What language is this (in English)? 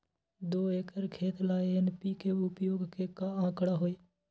Magahi